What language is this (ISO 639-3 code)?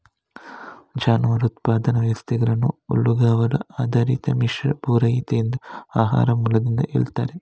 kan